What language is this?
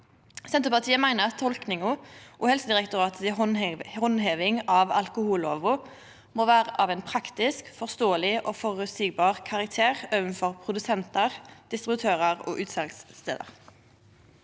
Norwegian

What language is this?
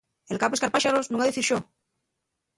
Asturian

